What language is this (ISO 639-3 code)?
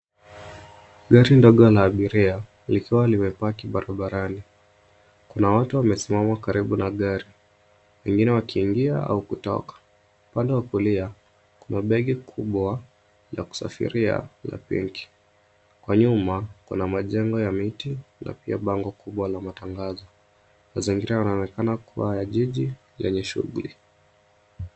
swa